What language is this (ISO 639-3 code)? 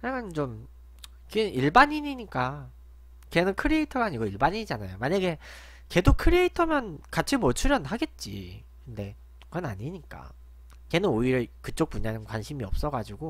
kor